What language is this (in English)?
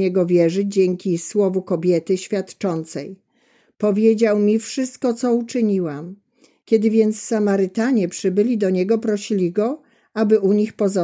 Polish